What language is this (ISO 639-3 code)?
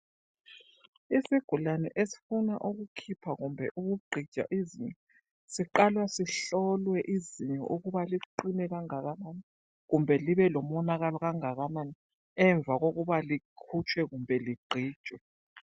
nde